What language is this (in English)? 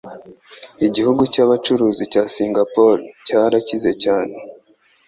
Kinyarwanda